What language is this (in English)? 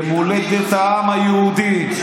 Hebrew